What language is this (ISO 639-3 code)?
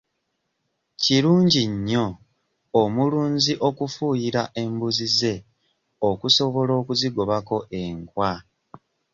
lug